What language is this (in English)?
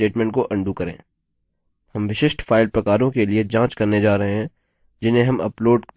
Hindi